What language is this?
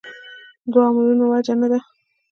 Pashto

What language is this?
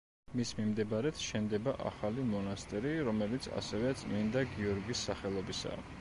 Georgian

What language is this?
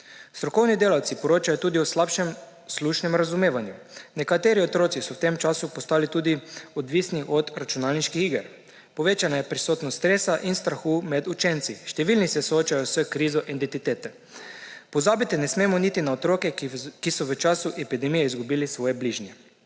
Slovenian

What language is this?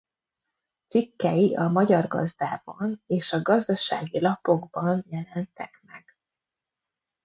Hungarian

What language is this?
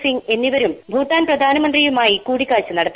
Malayalam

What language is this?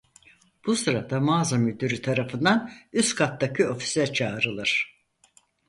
Turkish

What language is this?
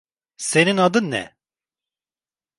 Turkish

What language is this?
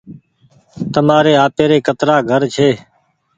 Goaria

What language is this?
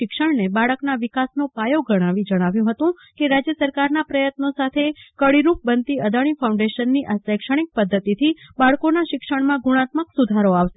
Gujarati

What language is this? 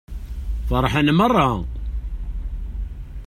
Kabyle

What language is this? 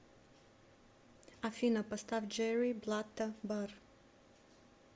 Russian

